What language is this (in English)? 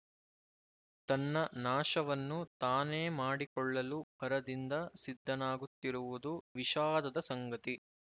Kannada